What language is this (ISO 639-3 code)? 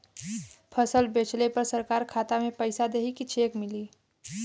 bho